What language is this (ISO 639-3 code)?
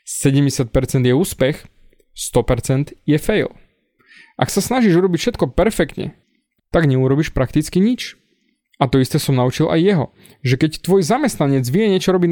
slk